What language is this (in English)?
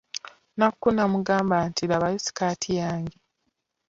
Ganda